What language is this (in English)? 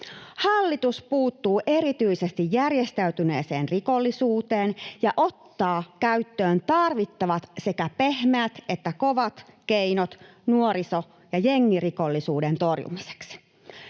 Finnish